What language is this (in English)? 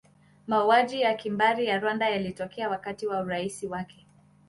Swahili